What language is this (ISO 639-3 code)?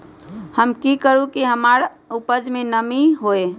mag